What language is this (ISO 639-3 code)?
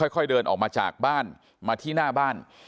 tha